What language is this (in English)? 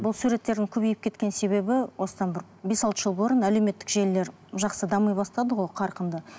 Kazakh